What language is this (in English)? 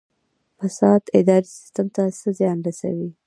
Pashto